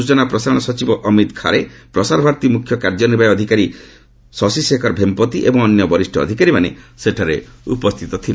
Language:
Odia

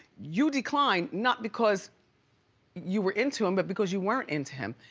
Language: English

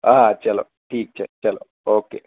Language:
Gujarati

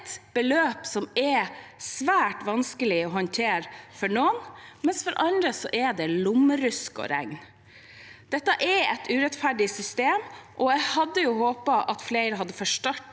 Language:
Norwegian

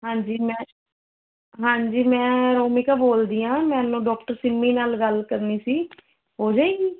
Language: Punjabi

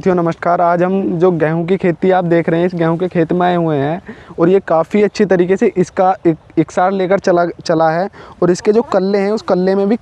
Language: Hindi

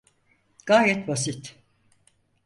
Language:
Turkish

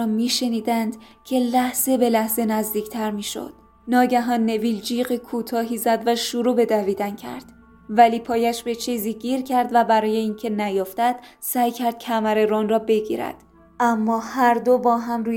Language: Persian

